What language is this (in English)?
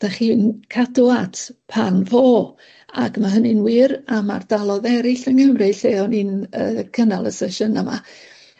Welsh